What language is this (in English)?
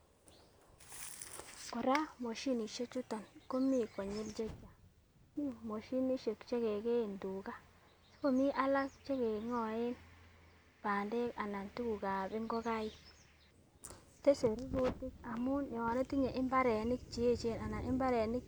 Kalenjin